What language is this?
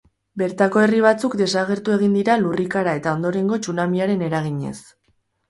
Basque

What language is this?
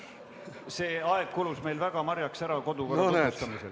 Estonian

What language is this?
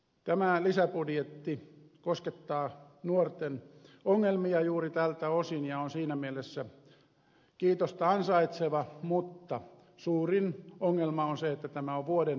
Finnish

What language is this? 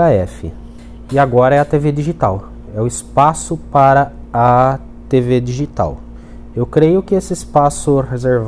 Portuguese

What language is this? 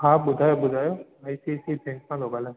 Sindhi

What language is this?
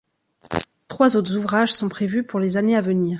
French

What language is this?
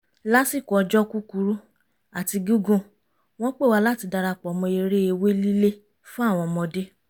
Yoruba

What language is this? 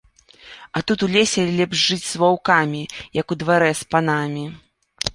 Belarusian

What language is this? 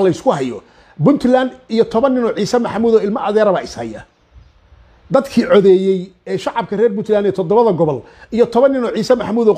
Arabic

